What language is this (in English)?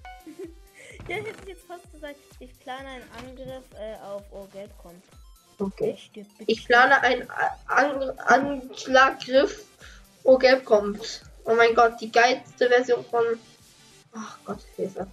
German